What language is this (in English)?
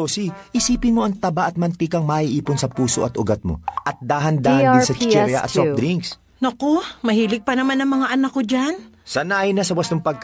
Filipino